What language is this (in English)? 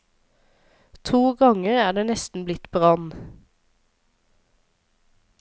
Norwegian